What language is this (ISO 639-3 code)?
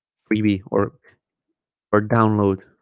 eng